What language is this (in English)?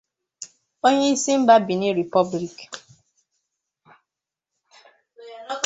Igbo